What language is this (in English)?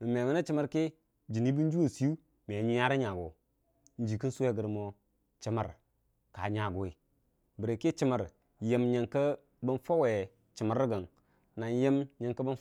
Dijim-Bwilim